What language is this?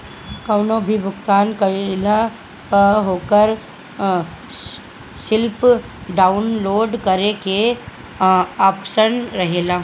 Bhojpuri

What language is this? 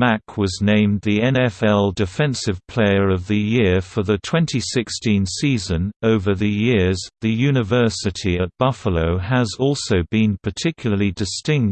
English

